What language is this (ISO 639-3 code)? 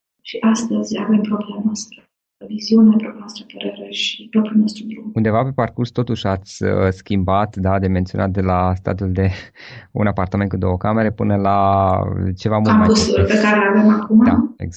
ron